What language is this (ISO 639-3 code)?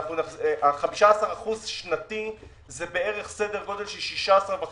heb